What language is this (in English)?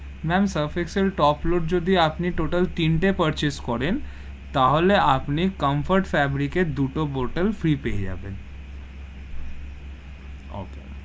Bangla